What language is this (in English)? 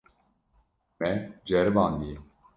Kurdish